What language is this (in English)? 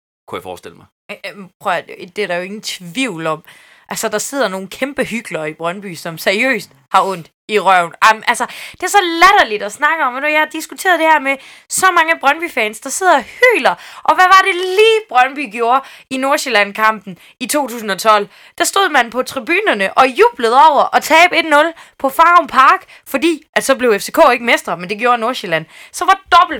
Danish